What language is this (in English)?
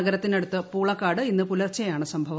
Malayalam